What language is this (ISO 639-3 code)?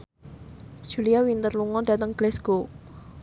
jav